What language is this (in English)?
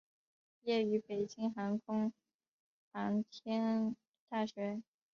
Chinese